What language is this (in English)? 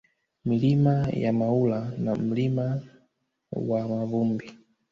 Swahili